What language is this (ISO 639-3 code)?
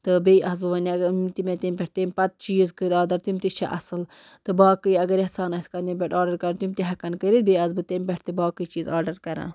kas